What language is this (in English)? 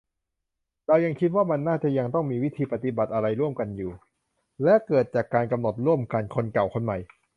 Thai